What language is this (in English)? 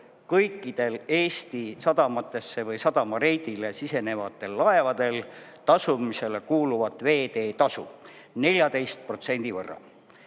Estonian